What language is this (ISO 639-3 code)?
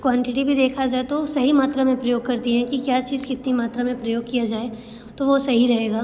hin